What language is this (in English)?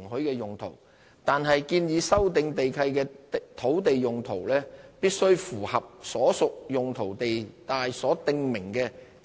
Cantonese